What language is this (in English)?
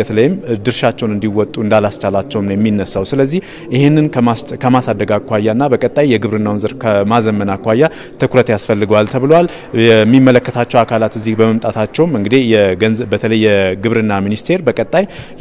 Arabic